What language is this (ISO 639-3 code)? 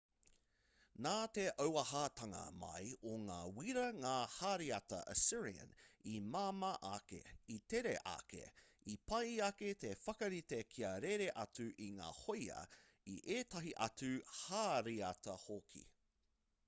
mri